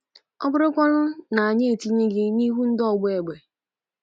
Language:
Igbo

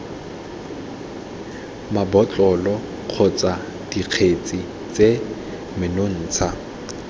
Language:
Tswana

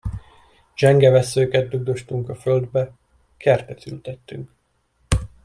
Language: Hungarian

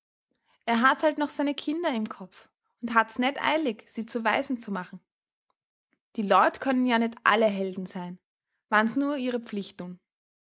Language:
German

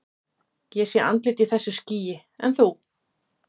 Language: Icelandic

